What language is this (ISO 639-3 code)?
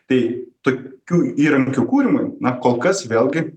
lit